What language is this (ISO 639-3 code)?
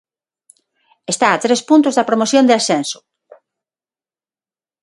glg